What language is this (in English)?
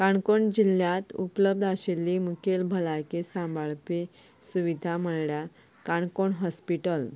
Konkani